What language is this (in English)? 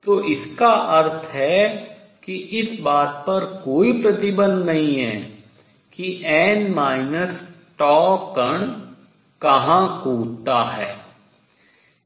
Hindi